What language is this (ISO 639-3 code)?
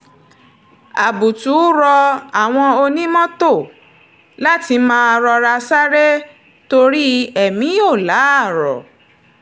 yor